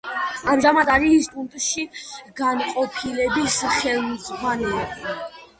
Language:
Georgian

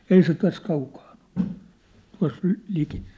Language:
Finnish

